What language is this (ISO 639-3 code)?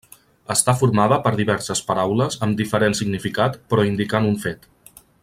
cat